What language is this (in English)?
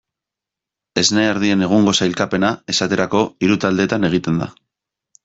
Basque